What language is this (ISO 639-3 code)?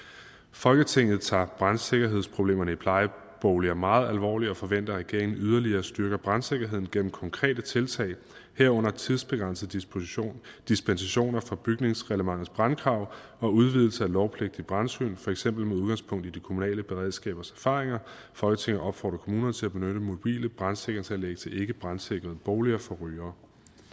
dan